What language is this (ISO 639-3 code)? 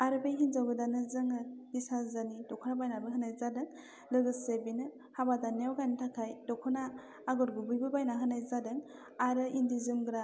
brx